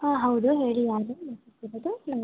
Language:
Kannada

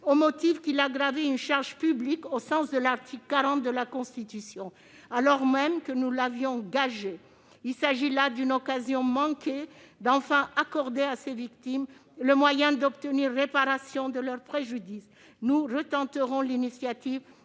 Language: French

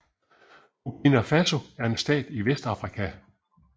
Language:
Danish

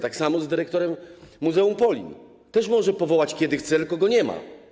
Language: Polish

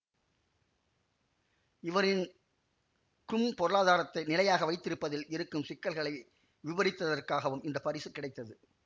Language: Tamil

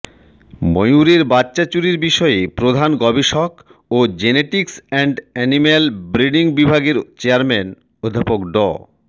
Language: Bangla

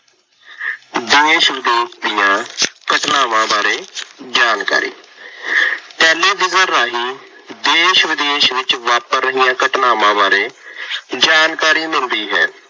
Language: Punjabi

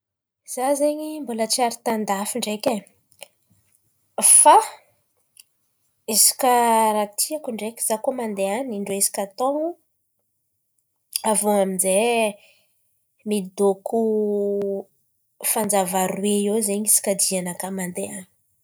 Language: Antankarana Malagasy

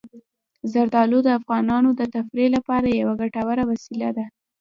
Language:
Pashto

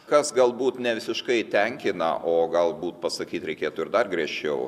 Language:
Lithuanian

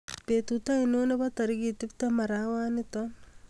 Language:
Kalenjin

